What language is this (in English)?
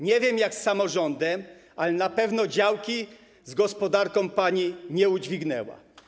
Polish